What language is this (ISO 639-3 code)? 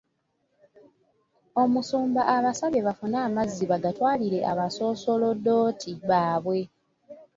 lug